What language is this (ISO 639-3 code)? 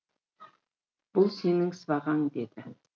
kaz